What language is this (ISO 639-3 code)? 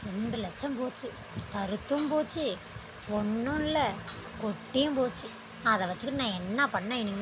tam